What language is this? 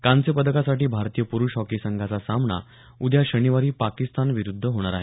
Marathi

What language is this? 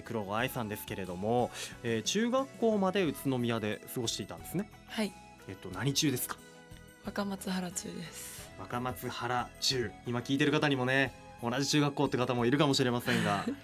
Japanese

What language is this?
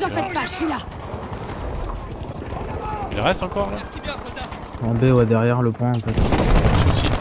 French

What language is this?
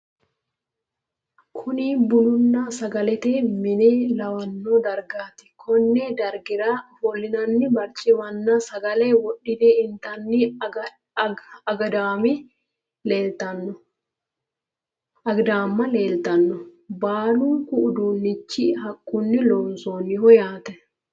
Sidamo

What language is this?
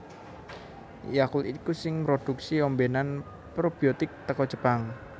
Javanese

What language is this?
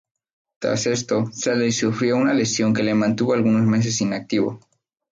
Spanish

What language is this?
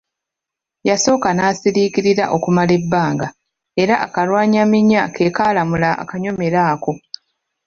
Ganda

